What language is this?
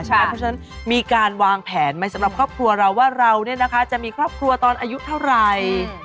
Thai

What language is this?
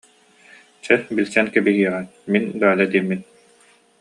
Yakut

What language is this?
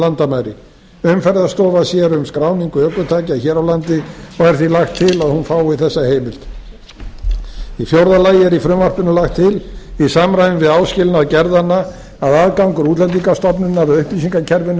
Icelandic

